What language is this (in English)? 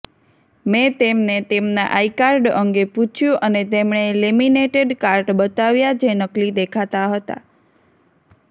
Gujarati